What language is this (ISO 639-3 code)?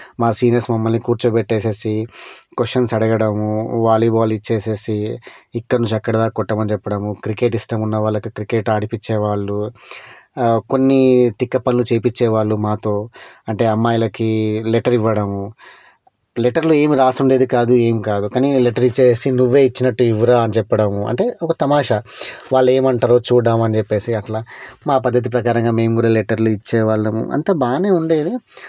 tel